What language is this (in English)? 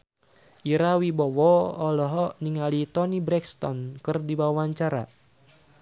Sundanese